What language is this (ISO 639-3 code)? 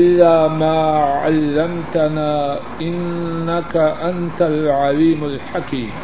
urd